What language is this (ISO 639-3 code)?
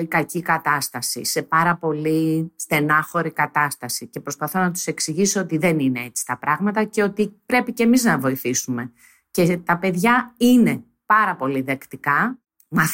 ell